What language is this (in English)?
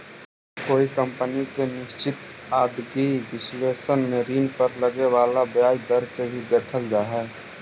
Magahi